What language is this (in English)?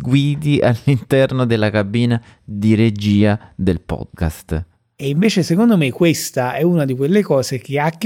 Italian